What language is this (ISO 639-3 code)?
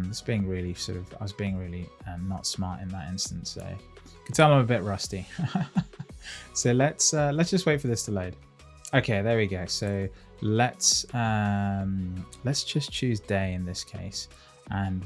eng